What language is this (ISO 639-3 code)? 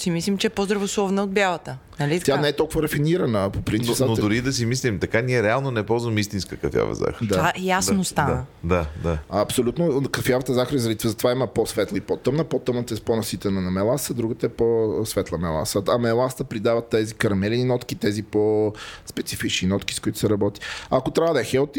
bul